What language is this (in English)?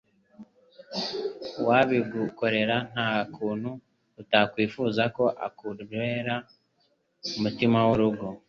Kinyarwanda